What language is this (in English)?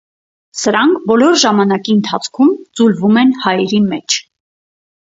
Armenian